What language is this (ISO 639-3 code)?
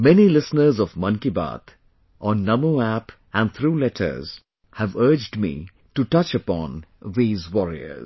eng